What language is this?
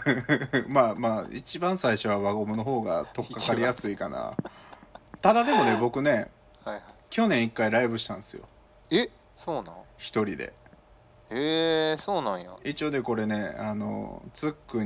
Japanese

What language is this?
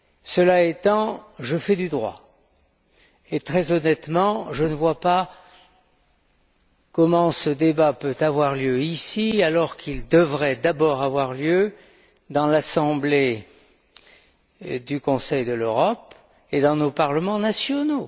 French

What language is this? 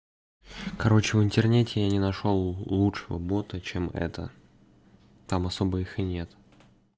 Russian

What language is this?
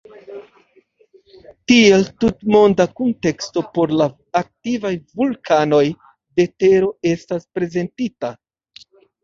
Esperanto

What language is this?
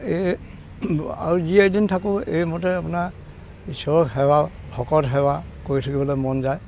Assamese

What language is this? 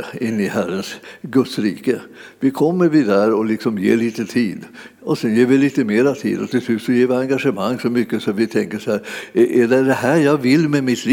Swedish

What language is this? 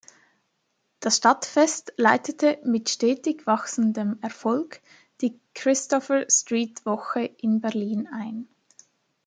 German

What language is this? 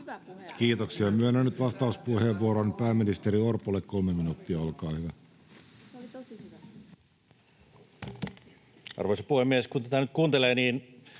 Finnish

